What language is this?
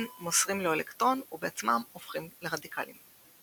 Hebrew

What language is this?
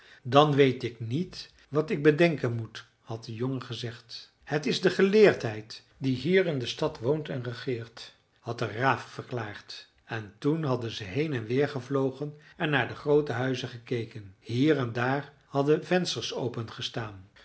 Dutch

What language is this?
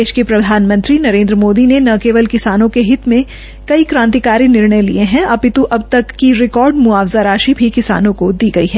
Hindi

